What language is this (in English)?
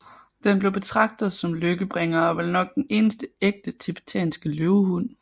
Danish